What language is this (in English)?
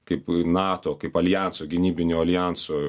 Lithuanian